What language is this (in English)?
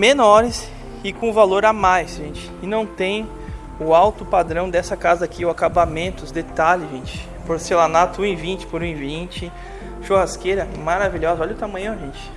Portuguese